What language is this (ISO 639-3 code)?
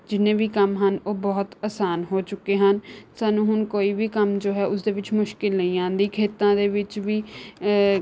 pan